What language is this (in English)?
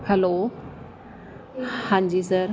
Punjabi